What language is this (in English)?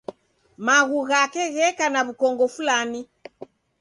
Taita